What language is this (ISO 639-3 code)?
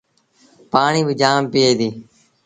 sbn